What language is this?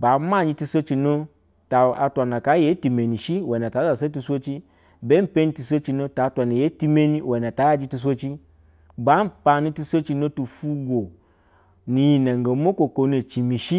Basa (Nigeria)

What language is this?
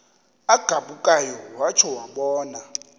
Xhosa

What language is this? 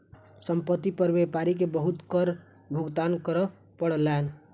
Maithili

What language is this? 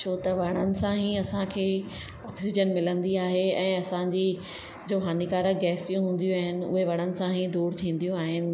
Sindhi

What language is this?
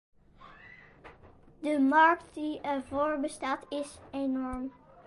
Dutch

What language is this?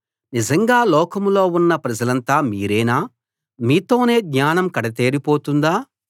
Telugu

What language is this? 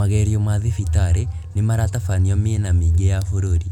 Kikuyu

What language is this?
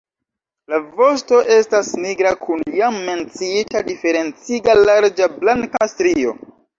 Esperanto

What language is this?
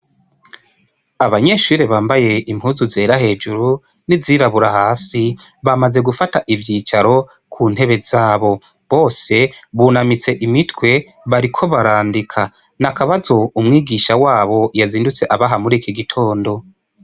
Rundi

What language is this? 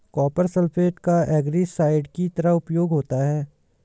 Hindi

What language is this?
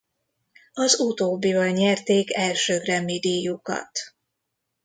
Hungarian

